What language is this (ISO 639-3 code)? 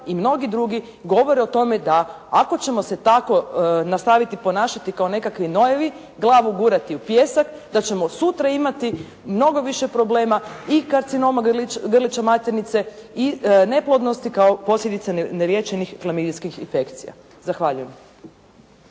hrv